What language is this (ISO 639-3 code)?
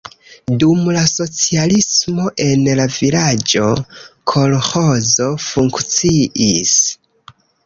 epo